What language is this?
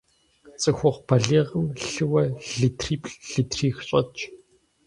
Kabardian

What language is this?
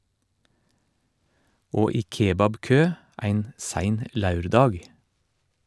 Norwegian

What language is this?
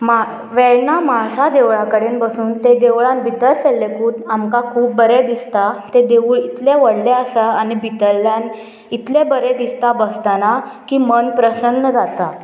Konkani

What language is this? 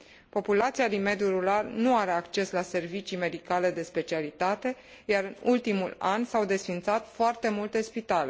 Romanian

